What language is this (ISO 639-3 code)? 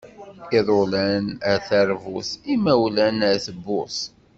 kab